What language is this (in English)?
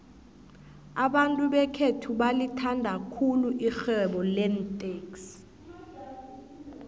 South Ndebele